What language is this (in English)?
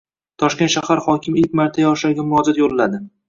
Uzbek